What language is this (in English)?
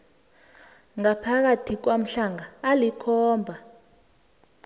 South Ndebele